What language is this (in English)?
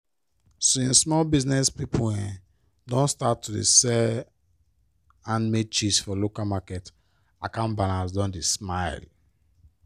Nigerian Pidgin